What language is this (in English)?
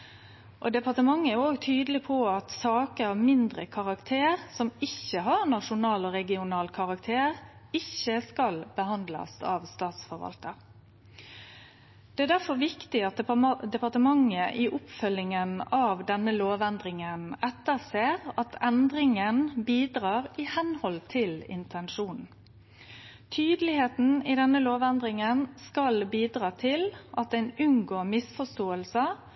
Norwegian Nynorsk